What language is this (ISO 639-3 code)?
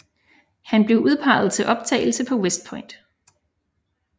dan